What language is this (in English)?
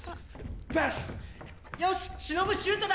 Japanese